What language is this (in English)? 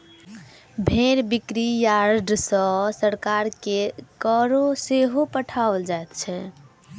Maithili